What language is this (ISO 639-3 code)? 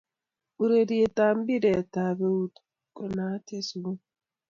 kln